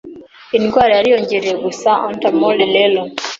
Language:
Kinyarwanda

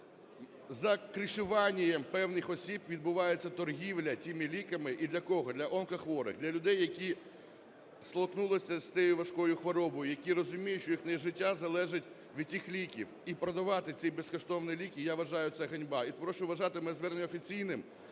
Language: Ukrainian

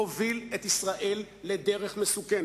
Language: Hebrew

